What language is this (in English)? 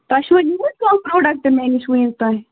Kashmiri